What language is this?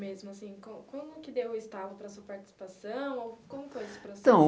Portuguese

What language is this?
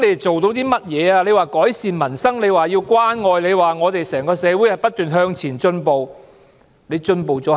Cantonese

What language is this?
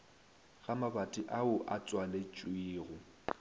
Northern Sotho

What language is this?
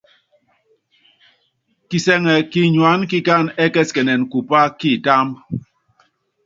Yangben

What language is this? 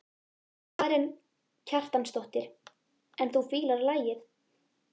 Icelandic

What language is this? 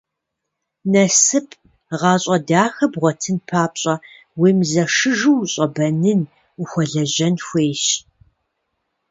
Kabardian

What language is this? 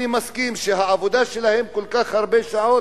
Hebrew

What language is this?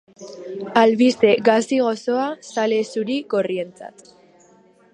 Basque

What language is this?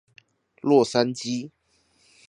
Chinese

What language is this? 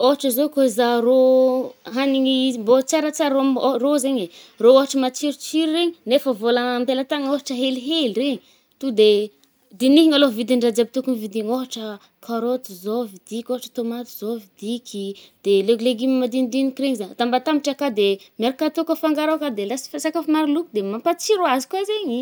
Northern Betsimisaraka Malagasy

